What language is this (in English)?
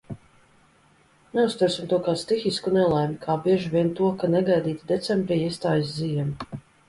Latvian